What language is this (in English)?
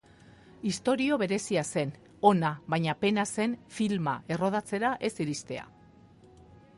Basque